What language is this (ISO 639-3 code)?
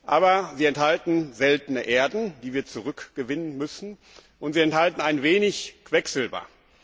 deu